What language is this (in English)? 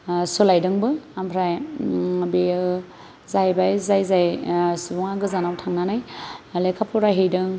Bodo